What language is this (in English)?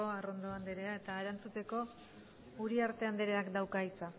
Basque